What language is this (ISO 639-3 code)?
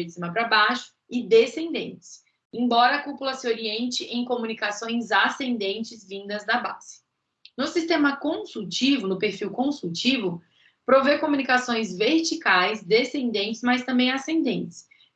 por